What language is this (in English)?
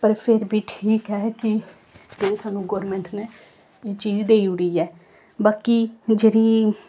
Dogri